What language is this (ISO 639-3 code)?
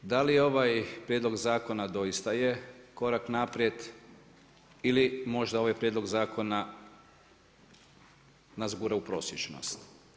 hrv